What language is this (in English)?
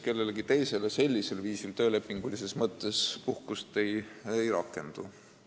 Estonian